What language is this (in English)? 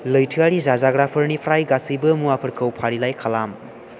Bodo